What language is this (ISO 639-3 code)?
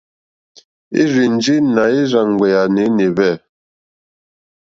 bri